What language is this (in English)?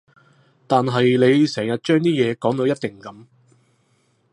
Cantonese